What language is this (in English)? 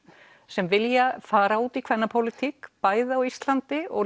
Icelandic